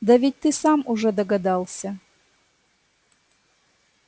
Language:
Russian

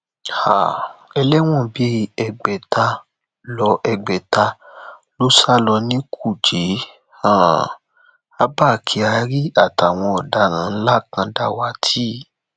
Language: Yoruba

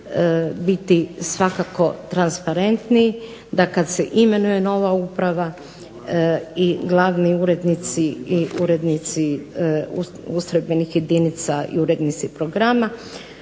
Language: Croatian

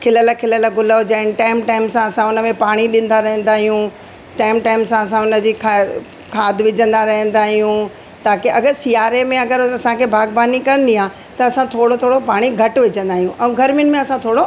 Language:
Sindhi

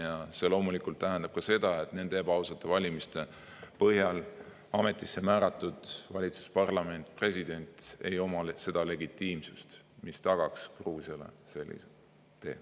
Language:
Estonian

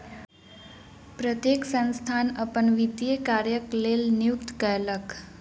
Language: Maithili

